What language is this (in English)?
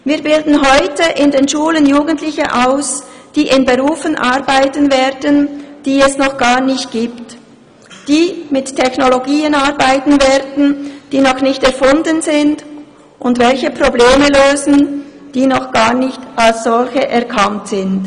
Swiss German